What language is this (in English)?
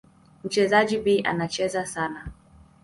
Swahili